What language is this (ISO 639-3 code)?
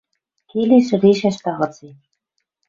mrj